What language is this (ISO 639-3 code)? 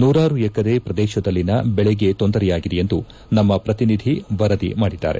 kan